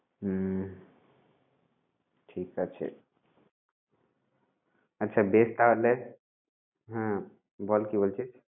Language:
Bangla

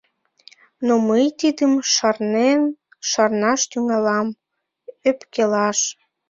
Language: Mari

